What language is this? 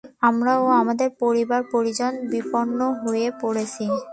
Bangla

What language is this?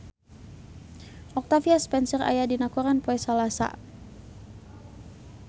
Sundanese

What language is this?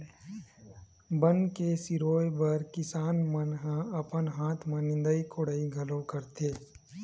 Chhattisgarhi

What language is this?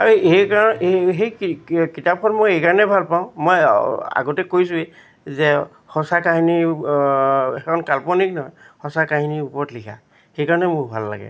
Assamese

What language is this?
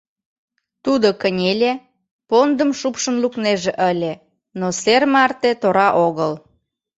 Mari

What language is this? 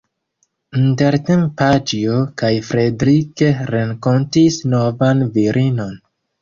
Esperanto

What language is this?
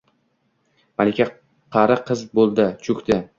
Uzbek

